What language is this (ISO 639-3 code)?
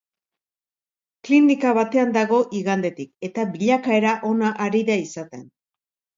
eus